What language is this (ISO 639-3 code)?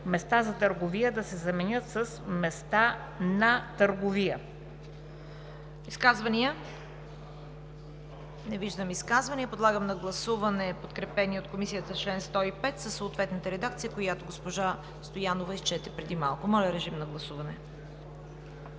bul